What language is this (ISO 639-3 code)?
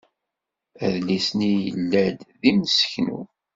kab